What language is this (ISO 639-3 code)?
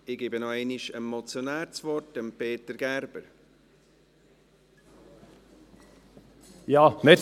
gsw